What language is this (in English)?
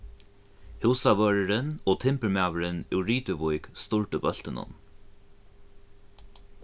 Faroese